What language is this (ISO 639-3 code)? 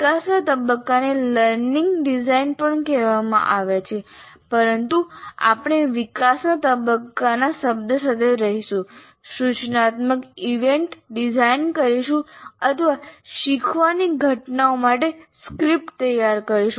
guj